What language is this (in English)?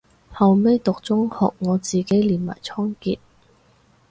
Cantonese